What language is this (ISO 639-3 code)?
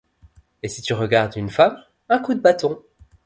fra